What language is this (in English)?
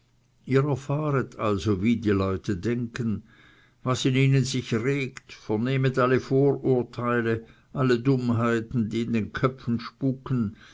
German